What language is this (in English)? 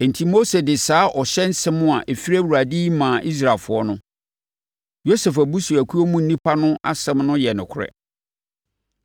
Akan